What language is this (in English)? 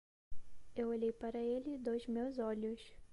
Portuguese